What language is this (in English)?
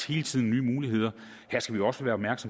Danish